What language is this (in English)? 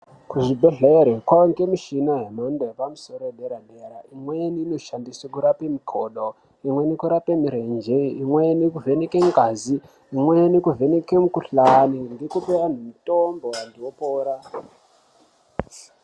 Ndau